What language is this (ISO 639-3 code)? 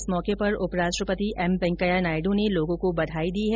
hin